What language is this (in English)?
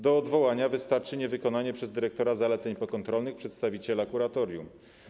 Polish